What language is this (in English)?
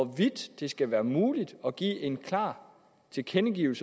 Danish